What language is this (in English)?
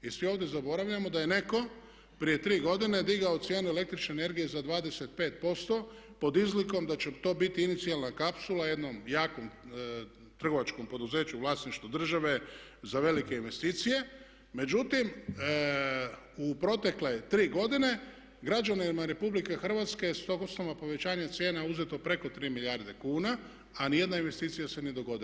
Croatian